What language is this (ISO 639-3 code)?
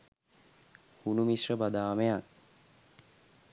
sin